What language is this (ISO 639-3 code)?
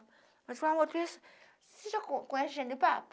por